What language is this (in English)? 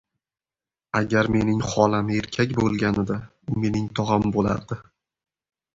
Uzbek